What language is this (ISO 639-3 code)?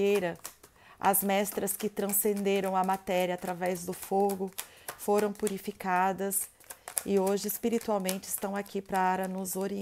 por